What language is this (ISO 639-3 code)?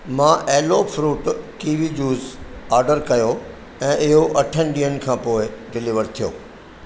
snd